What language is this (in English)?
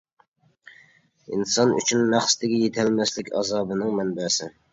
Uyghur